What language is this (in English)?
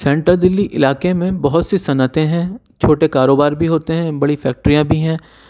Urdu